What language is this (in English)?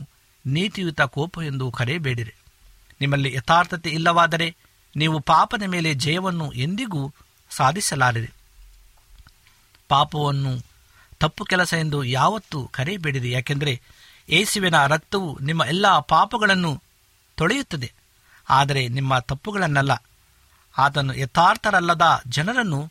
Kannada